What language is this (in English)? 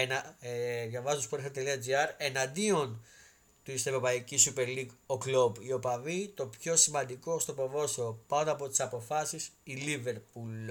Greek